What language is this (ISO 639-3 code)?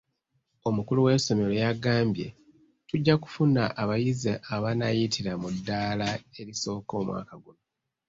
lug